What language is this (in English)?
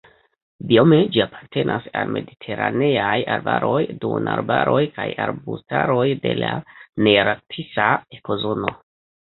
Esperanto